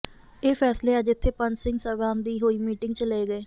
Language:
Punjabi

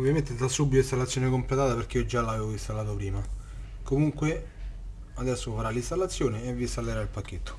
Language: Italian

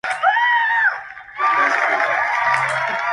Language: Spanish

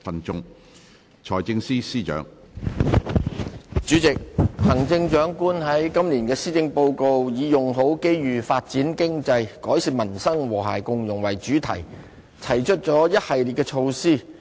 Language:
Cantonese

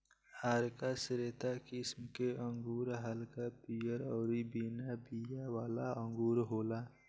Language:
Bhojpuri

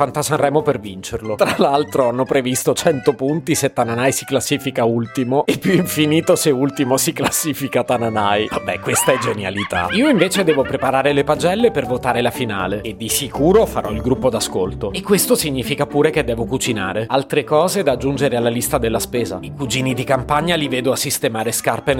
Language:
Italian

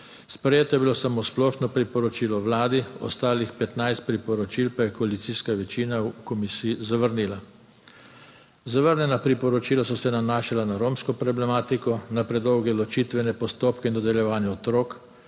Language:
Slovenian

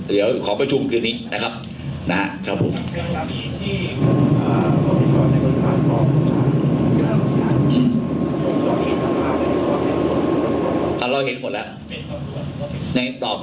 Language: Thai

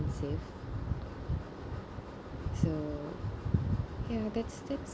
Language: English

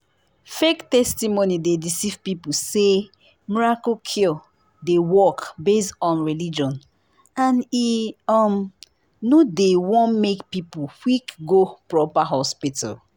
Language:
Nigerian Pidgin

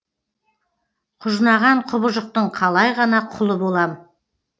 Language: Kazakh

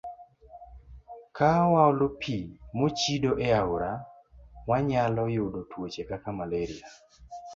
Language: Luo (Kenya and Tanzania)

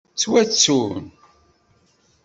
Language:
Kabyle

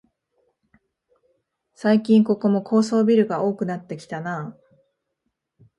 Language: Japanese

